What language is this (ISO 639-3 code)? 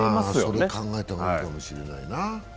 jpn